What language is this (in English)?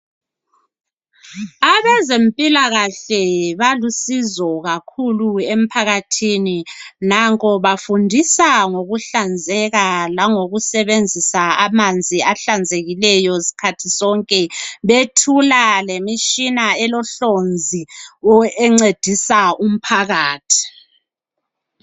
North Ndebele